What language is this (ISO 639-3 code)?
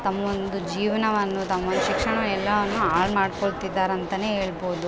kan